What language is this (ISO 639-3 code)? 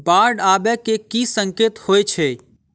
mai